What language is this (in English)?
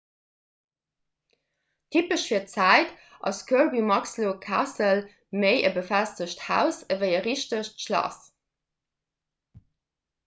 Luxembourgish